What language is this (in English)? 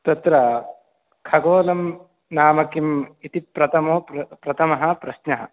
Sanskrit